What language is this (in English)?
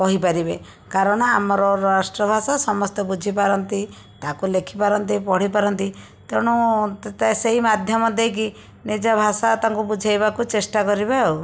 Odia